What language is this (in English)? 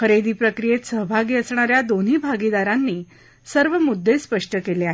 Marathi